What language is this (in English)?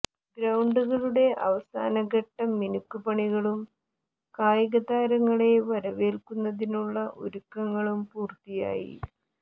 Malayalam